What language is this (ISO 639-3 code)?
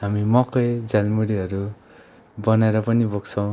nep